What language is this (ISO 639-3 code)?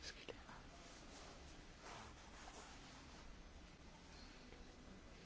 hun